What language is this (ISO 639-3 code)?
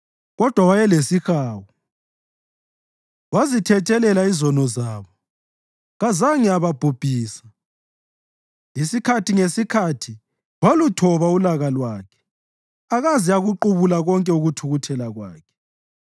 nde